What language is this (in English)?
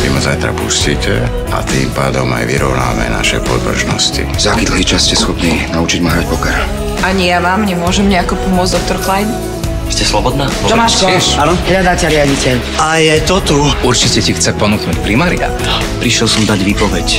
Czech